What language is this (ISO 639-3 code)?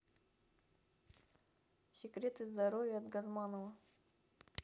rus